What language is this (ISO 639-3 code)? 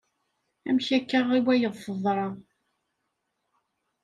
kab